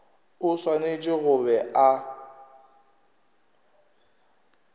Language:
Northern Sotho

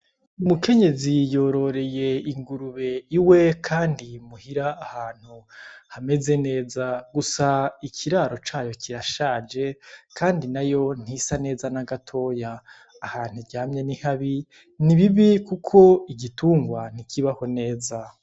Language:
Rundi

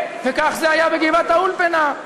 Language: Hebrew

